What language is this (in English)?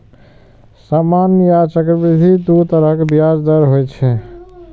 Maithili